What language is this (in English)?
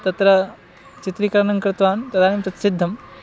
Sanskrit